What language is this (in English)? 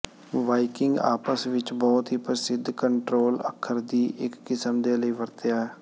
Punjabi